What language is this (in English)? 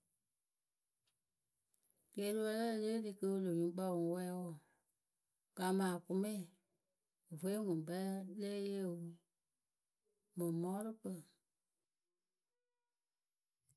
Akebu